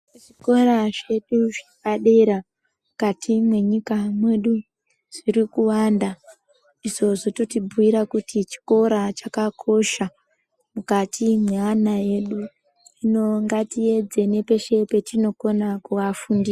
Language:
Ndau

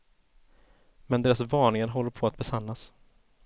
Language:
Swedish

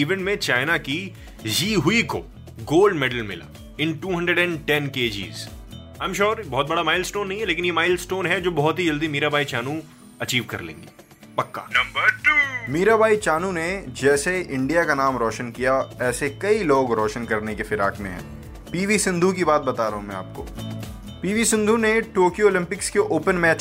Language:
Hindi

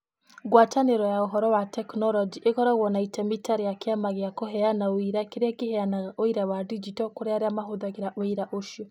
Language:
Kikuyu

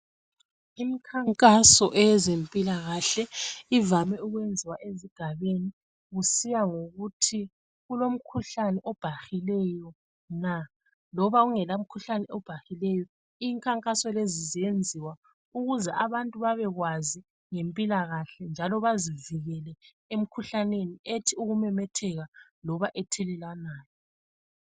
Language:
North Ndebele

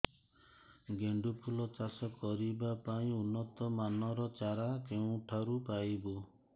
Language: Odia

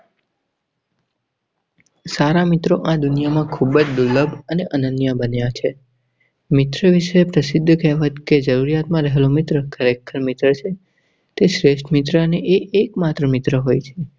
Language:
Gujarati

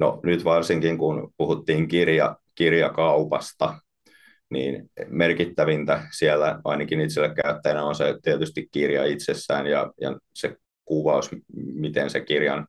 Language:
Finnish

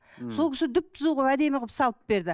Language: Kazakh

